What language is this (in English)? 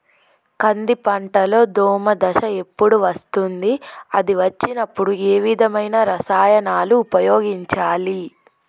Telugu